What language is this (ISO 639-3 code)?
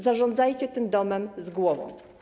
pol